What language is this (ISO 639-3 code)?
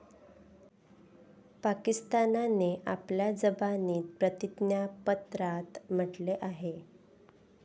mar